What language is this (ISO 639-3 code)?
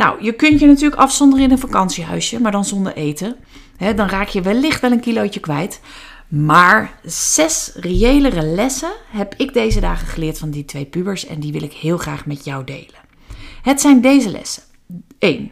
nld